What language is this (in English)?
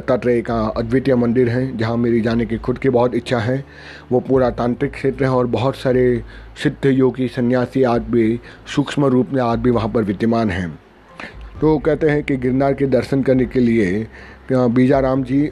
Hindi